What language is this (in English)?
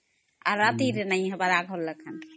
Odia